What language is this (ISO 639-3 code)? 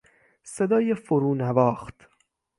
fas